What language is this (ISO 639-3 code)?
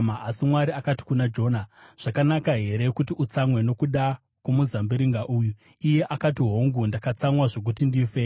sna